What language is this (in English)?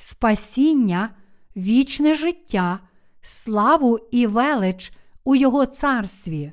Ukrainian